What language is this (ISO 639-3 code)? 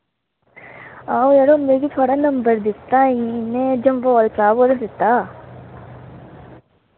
doi